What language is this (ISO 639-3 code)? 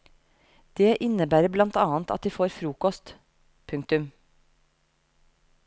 nor